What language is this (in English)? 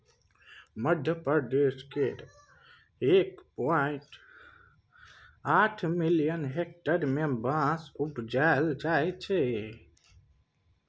Maithili